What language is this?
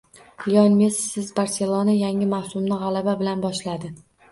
Uzbek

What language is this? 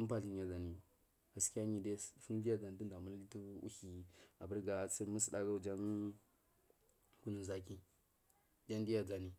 Marghi South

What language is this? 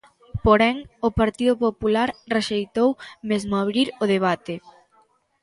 Galician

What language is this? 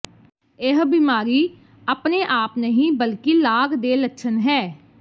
Punjabi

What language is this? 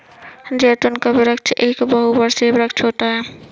Hindi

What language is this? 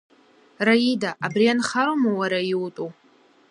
Abkhazian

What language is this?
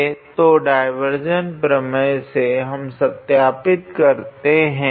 Hindi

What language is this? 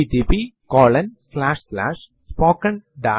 Malayalam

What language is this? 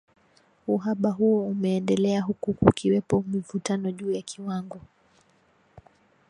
Swahili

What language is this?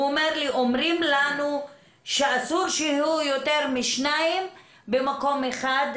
Hebrew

